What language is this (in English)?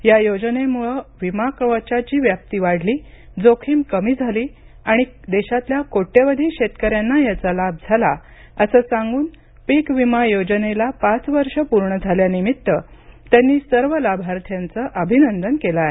Marathi